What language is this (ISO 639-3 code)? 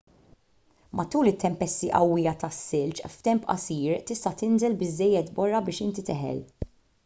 mlt